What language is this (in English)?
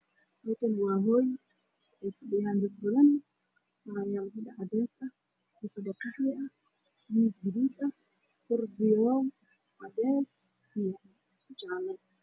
Somali